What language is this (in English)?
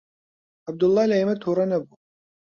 Central Kurdish